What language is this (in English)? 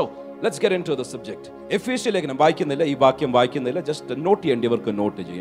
Malayalam